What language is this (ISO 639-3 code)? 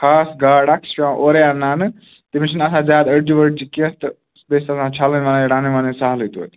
kas